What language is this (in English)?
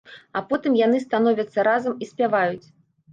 Belarusian